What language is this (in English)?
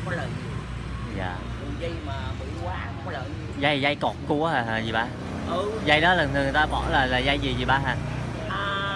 Vietnamese